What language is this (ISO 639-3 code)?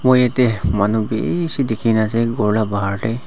nag